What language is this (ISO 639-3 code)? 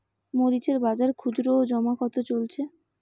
ben